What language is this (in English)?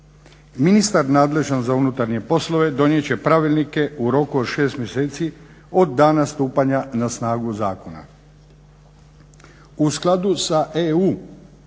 Croatian